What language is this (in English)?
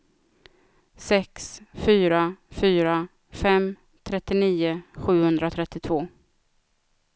Swedish